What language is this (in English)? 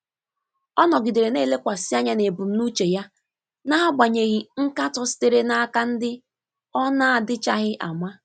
Igbo